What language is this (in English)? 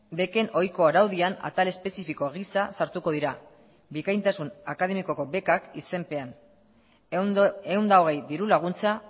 Basque